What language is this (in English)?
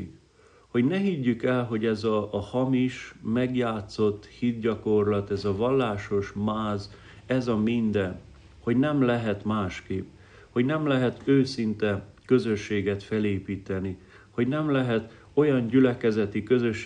Hungarian